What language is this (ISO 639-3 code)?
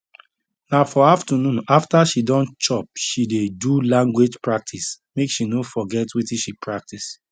pcm